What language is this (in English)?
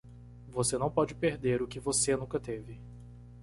Portuguese